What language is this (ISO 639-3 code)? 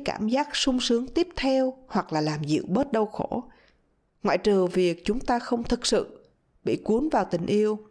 vie